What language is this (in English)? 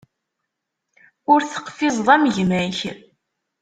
Kabyle